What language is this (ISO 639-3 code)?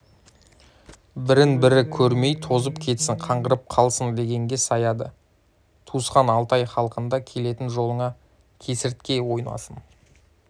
kaz